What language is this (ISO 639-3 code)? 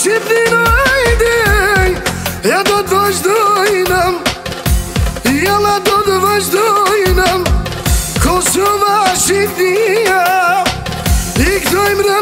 ara